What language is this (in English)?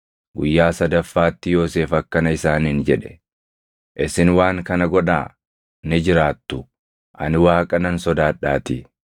Oromo